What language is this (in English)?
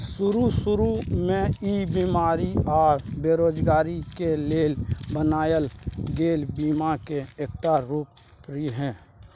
Maithili